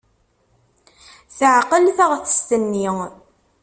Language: Kabyle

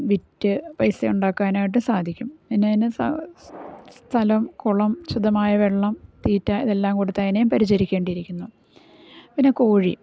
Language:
Malayalam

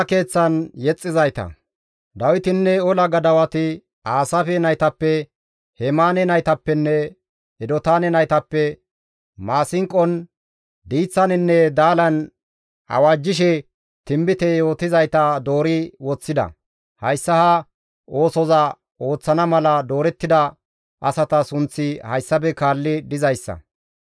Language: Gamo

